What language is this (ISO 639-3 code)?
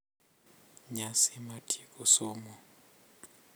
luo